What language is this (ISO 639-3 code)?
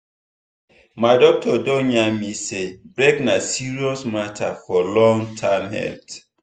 pcm